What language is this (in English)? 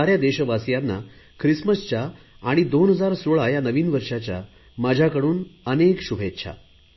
Marathi